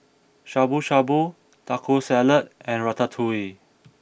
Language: English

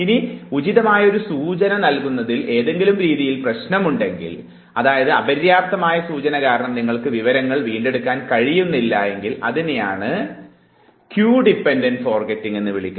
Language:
Malayalam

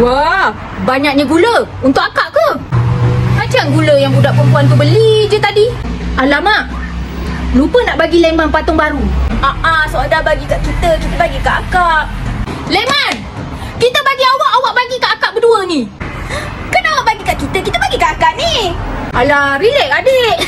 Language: Malay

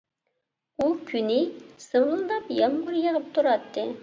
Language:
Uyghur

